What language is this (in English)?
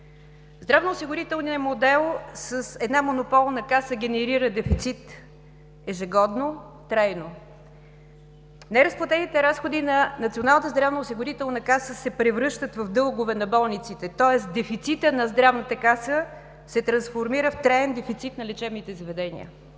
Bulgarian